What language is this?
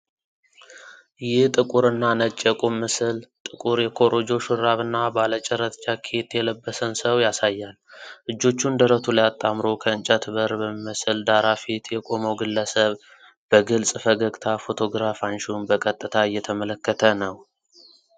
Amharic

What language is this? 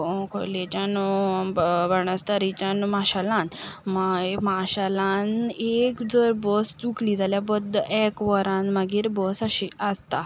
Konkani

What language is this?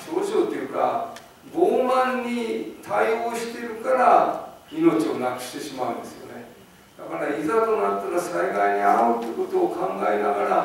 Japanese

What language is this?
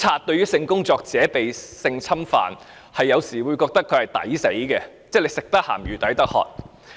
Cantonese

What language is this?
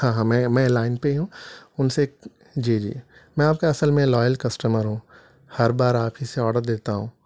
Urdu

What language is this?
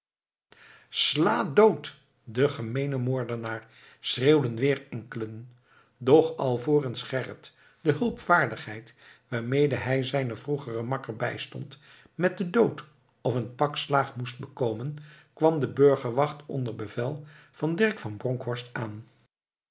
Dutch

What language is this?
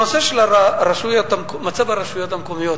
Hebrew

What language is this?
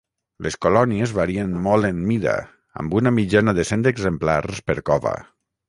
Catalan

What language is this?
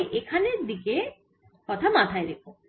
Bangla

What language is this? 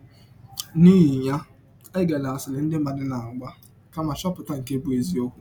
Igbo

